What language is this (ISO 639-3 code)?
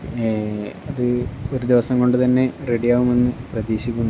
mal